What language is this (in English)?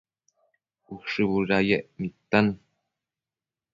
Matsés